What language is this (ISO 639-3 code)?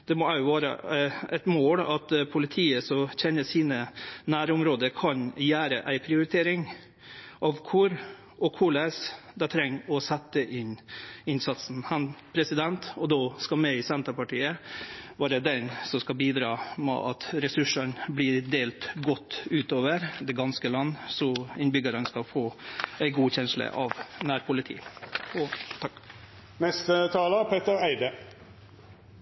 nno